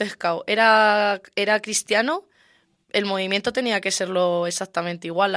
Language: Spanish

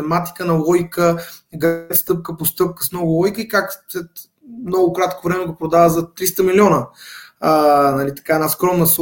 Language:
Bulgarian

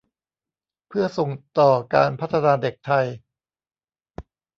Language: Thai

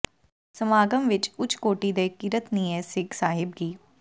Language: Punjabi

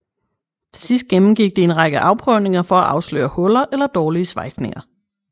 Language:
Danish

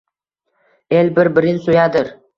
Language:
Uzbek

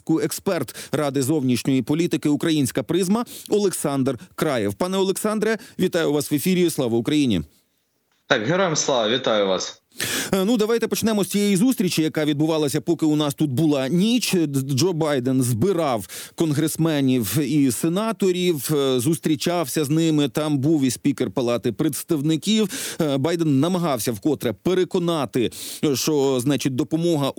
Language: Ukrainian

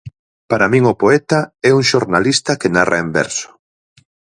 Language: Galician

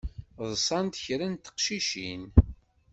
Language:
Kabyle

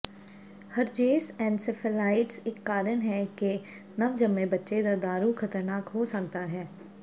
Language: Punjabi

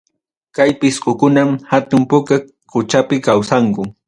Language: Ayacucho Quechua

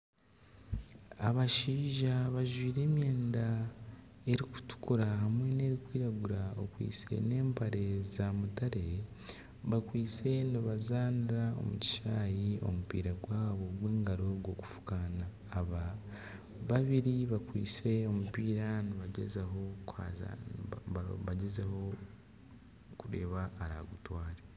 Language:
Nyankole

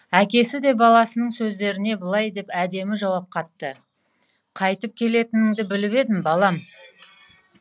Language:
Kazakh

